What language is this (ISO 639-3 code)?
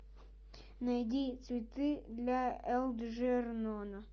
rus